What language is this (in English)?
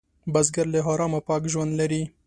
Pashto